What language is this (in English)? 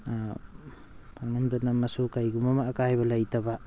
Manipuri